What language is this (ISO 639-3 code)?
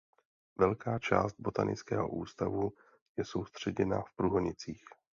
ces